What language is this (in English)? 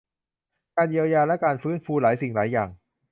Thai